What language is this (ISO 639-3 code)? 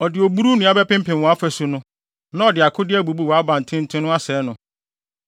aka